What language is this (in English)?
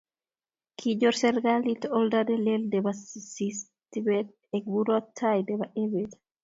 Kalenjin